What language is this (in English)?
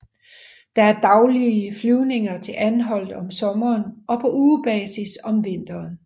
Danish